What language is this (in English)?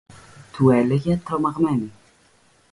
Greek